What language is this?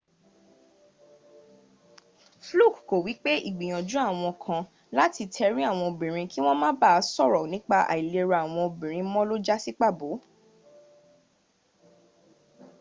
Yoruba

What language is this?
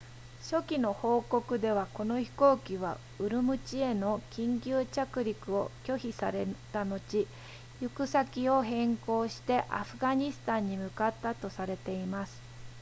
Japanese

